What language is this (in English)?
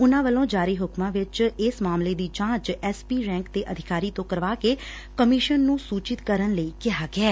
Punjabi